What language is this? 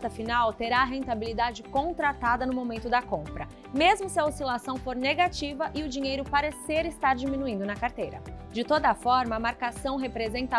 Portuguese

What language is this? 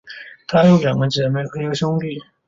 Chinese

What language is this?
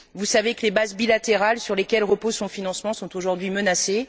French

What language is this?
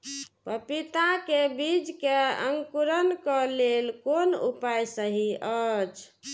Maithili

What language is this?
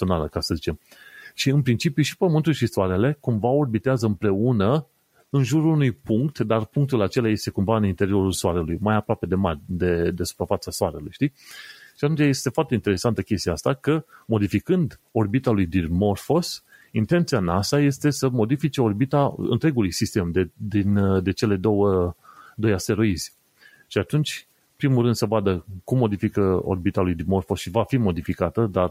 Romanian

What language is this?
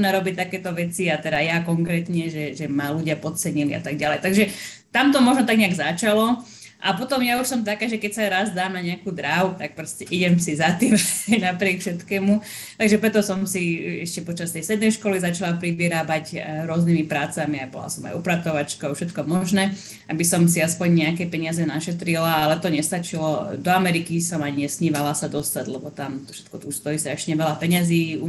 Slovak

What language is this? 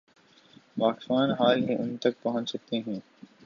Urdu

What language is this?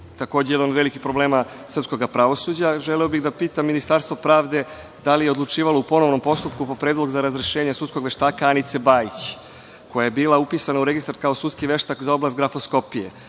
Serbian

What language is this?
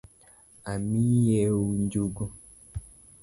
Luo (Kenya and Tanzania)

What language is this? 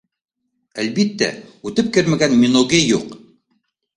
Bashkir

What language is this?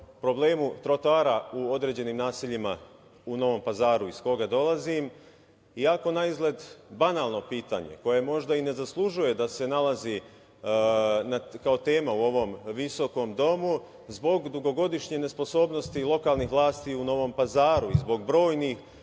Serbian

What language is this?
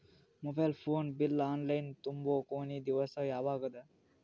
Kannada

